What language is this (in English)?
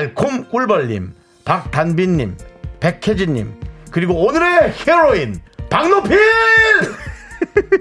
Korean